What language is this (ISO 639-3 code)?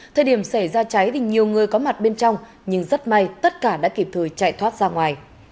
vie